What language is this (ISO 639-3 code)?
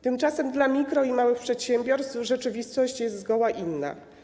pol